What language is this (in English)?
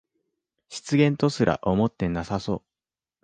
Japanese